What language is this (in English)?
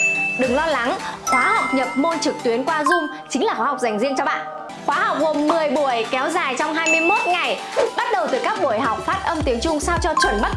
Vietnamese